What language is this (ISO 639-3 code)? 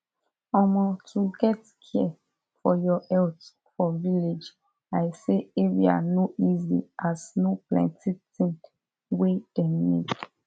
pcm